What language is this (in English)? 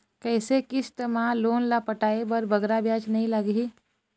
Chhattisgarhi